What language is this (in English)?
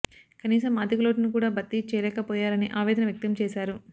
Telugu